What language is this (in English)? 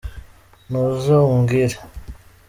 Kinyarwanda